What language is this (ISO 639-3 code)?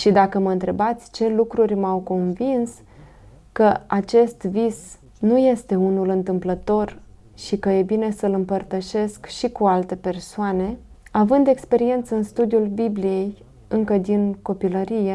ron